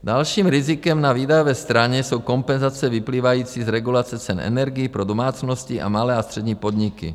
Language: Czech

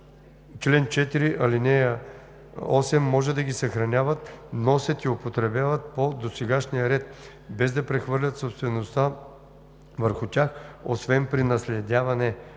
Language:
Bulgarian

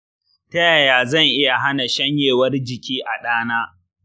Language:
Hausa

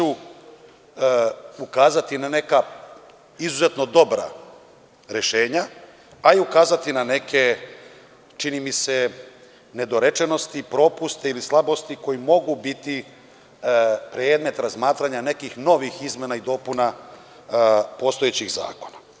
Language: Serbian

